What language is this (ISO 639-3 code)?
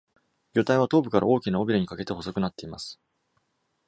jpn